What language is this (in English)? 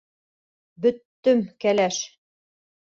Bashkir